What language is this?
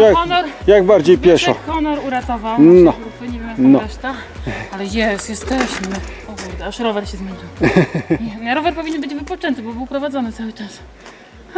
Polish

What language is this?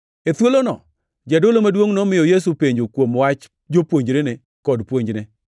Luo (Kenya and Tanzania)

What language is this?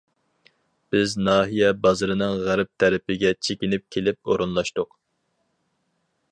Uyghur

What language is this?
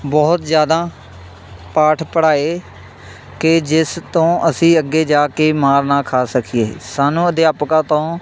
Punjabi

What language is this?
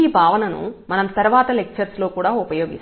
Telugu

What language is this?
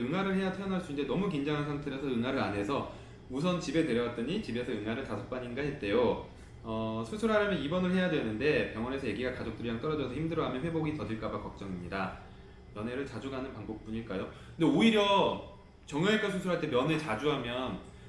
Korean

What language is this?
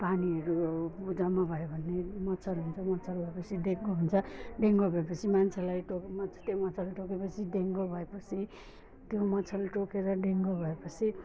Nepali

